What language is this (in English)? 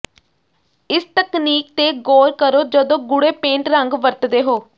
Punjabi